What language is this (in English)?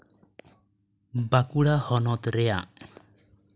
Santali